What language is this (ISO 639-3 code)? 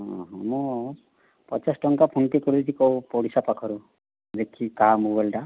ori